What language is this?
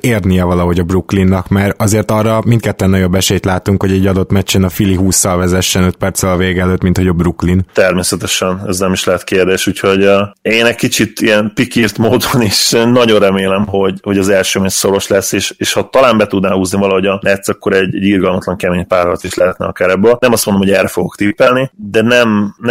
Hungarian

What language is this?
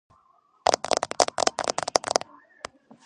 Georgian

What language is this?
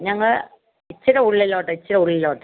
Malayalam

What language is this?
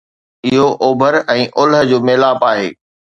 Sindhi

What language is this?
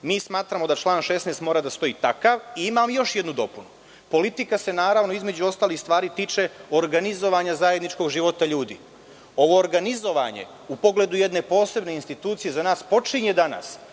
Serbian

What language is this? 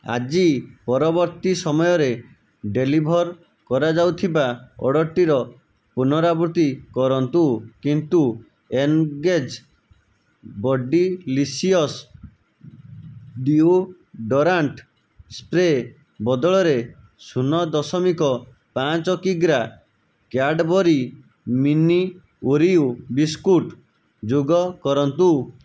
Odia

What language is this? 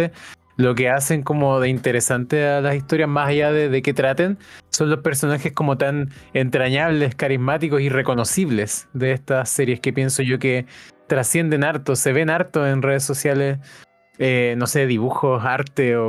Spanish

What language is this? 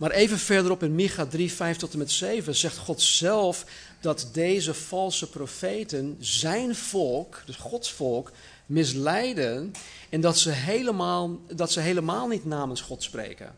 Dutch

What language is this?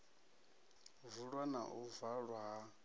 Venda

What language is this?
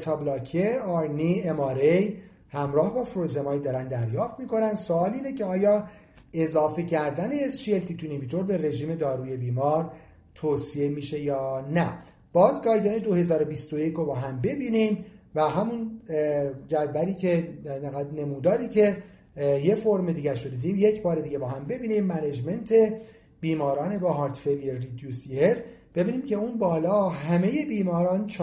Persian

